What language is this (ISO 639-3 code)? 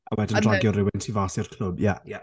cym